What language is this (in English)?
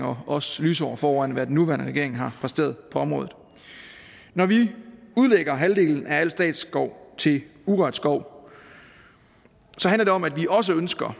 Danish